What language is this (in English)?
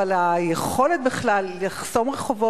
Hebrew